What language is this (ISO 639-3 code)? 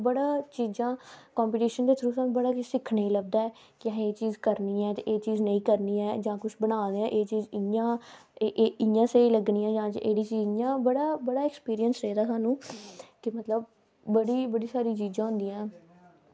doi